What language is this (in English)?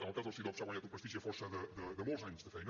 Catalan